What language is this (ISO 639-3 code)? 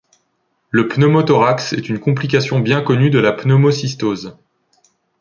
fra